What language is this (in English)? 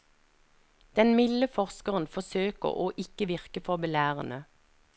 Norwegian